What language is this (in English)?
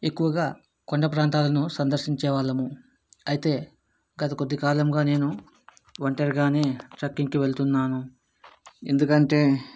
Telugu